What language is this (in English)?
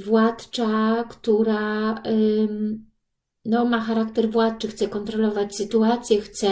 Polish